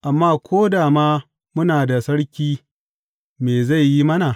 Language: Hausa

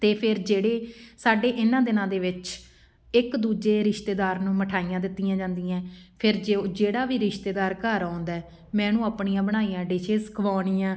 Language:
Punjabi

